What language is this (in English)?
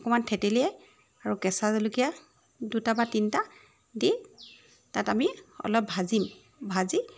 Assamese